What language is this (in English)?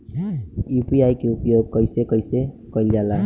Bhojpuri